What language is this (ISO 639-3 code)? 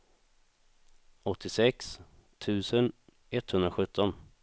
swe